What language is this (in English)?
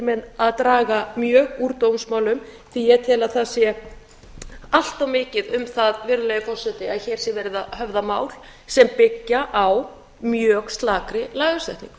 Icelandic